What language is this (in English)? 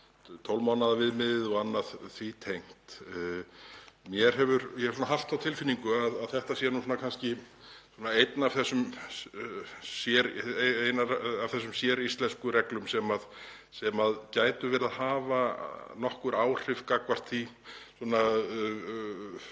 Icelandic